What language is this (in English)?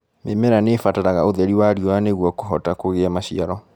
Kikuyu